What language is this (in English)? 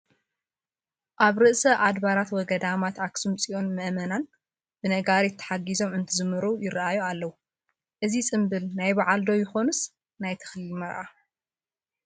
Tigrinya